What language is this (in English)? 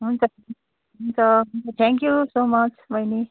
Nepali